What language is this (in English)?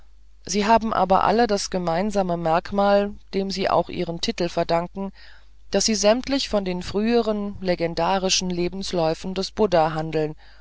German